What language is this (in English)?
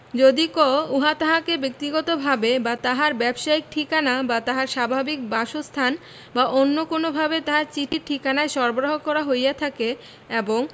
Bangla